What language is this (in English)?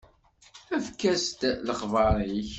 Kabyle